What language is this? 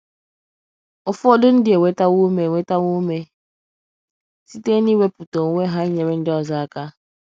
Igbo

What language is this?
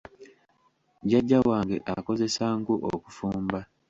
Ganda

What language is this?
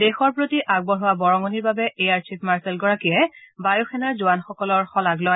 Assamese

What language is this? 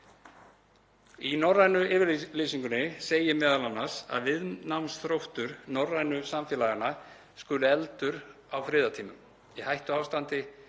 Icelandic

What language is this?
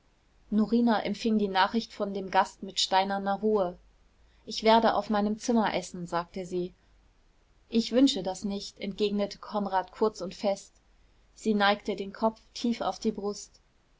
German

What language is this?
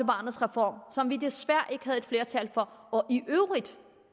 Danish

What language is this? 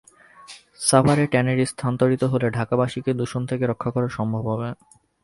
Bangla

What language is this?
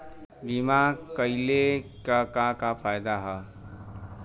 Bhojpuri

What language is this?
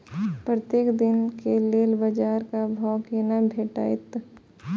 Maithili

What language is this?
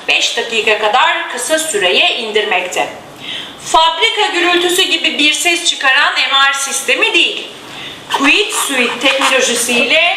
Turkish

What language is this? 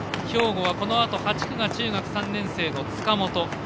Japanese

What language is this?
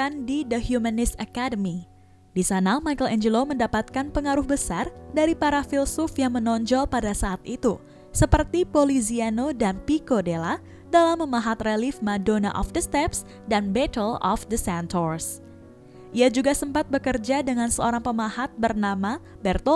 Indonesian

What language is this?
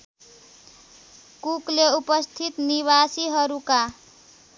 Nepali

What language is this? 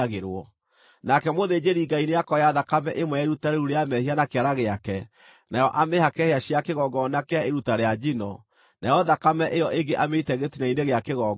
Kikuyu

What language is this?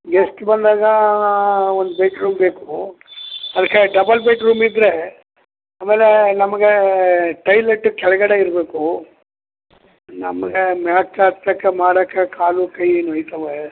Kannada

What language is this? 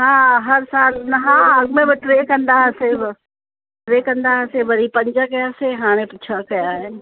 Sindhi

